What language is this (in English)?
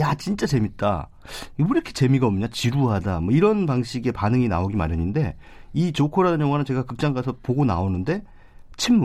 Korean